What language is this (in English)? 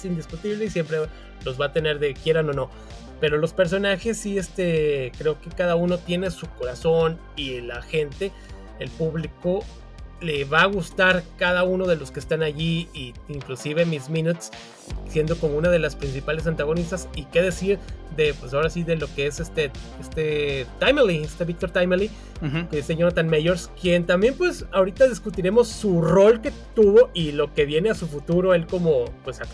Spanish